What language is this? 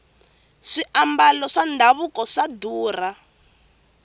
Tsonga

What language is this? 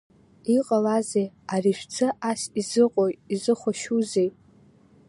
Abkhazian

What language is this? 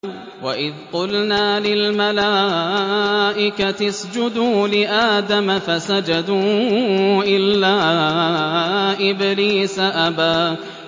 Arabic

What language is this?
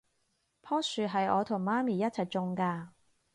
Cantonese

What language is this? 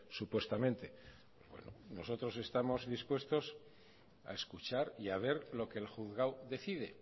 Spanish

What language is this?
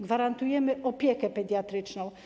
Polish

